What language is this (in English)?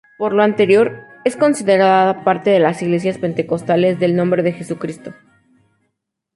Spanish